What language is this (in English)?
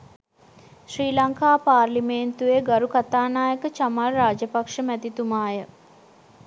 Sinhala